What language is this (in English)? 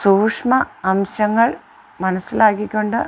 Malayalam